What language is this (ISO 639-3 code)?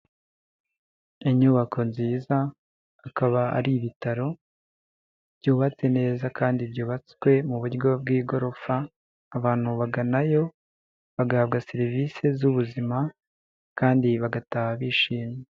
kin